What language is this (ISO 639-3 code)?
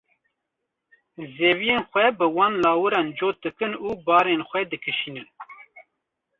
kur